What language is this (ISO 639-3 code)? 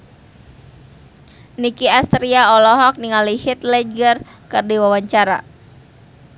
sun